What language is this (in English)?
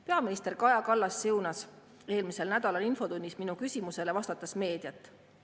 Estonian